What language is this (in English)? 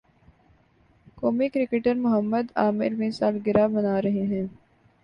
Urdu